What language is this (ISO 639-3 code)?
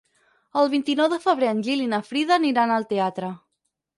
cat